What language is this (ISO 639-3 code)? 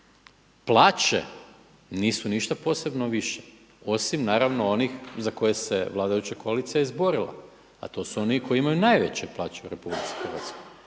hrv